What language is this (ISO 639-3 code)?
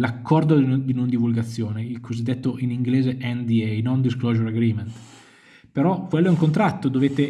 ita